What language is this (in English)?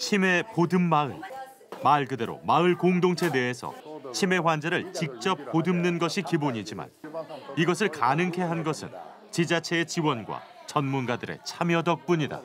Korean